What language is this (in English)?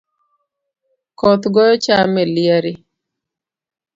Luo (Kenya and Tanzania)